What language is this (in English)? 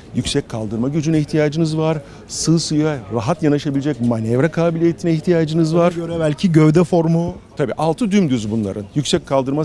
Turkish